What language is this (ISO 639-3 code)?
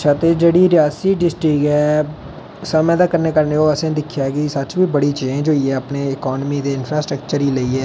doi